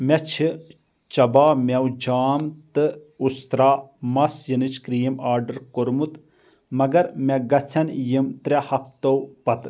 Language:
Kashmiri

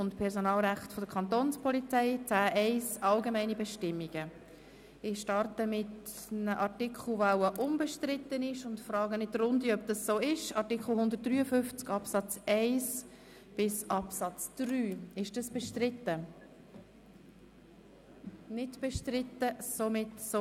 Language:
Swiss German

